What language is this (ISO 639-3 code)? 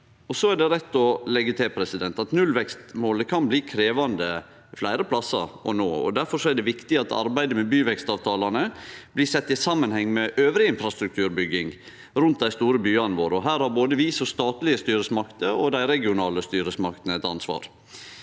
nor